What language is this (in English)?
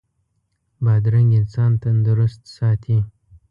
Pashto